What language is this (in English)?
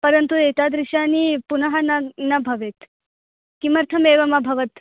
Sanskrit